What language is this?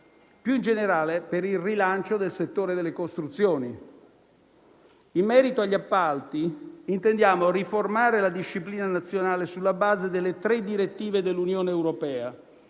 Italian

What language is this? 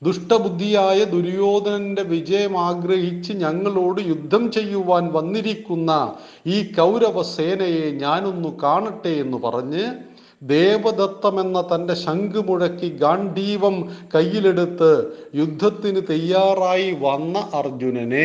Malayalam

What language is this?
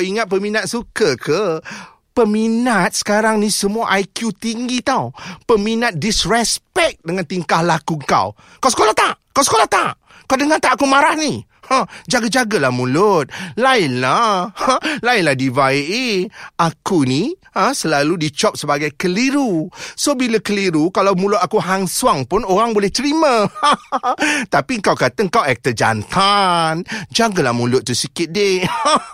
Malay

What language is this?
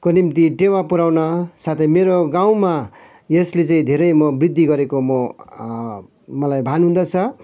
Nepali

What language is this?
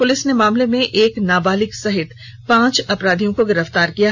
Hindi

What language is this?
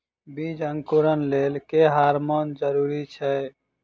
Maithili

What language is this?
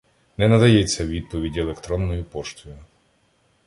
Ukrainian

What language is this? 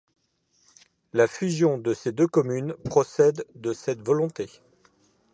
French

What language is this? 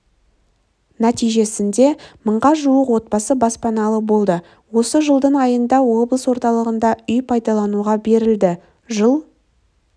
Kazakh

